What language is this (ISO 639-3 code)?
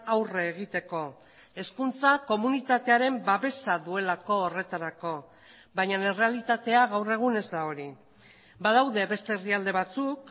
eus